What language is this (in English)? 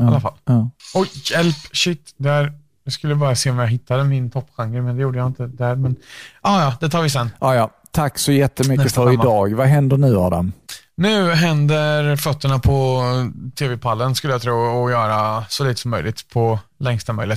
Swedish